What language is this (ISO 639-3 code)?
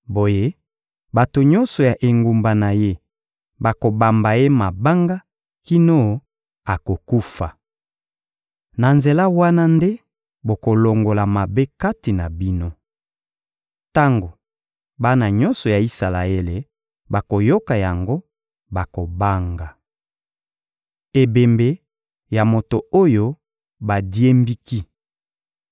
lin